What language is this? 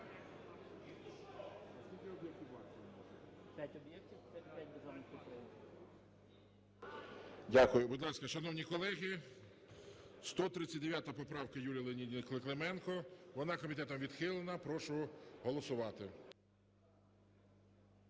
Ukrainian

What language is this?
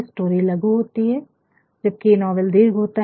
Hindi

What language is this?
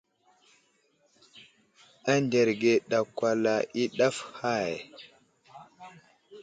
Wuzlam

